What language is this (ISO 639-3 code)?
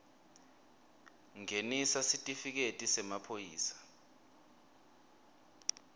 ssw